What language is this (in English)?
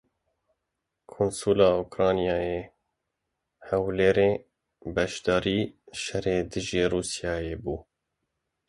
Kurdish